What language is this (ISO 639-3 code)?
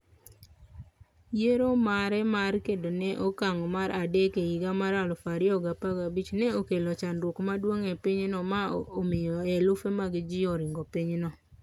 luo